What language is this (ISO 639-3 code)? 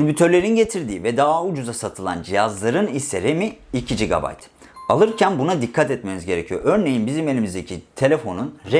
tur